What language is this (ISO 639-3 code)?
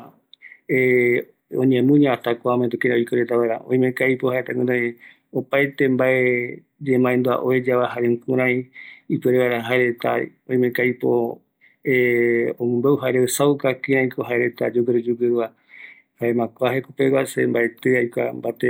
gui